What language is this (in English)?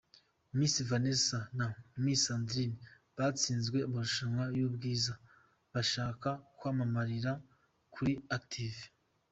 Kinyarwanda